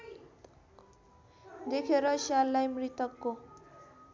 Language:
Nepali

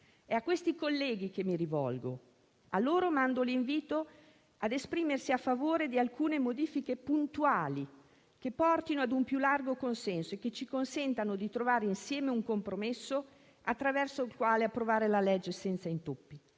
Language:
Italian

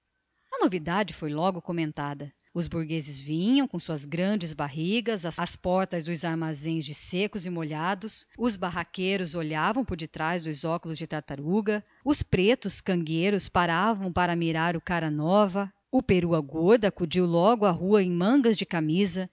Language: Portuguese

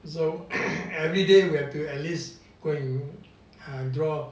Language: English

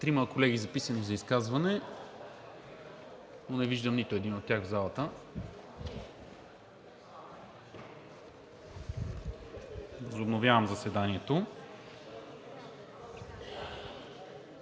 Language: Bulgarian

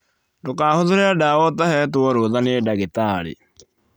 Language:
Kikuyu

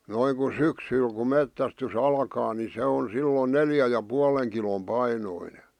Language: Finnish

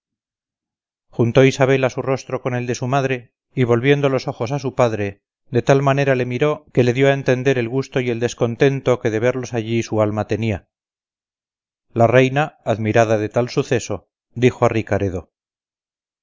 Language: Spanish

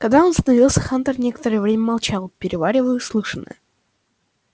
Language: Russian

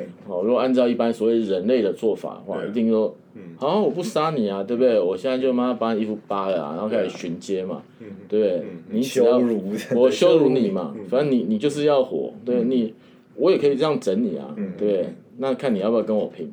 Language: Chinese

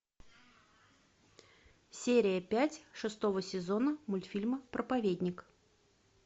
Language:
Russian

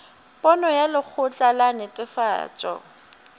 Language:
Northern Sotho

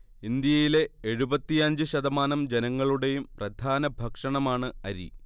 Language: Malayalam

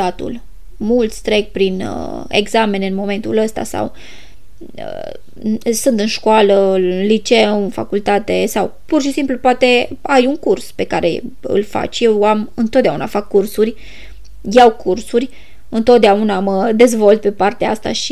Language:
Romanian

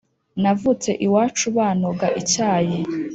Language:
Kinyarwanda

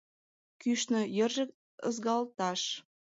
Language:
Mari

